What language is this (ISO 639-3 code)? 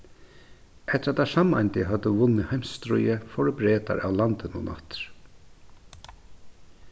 fao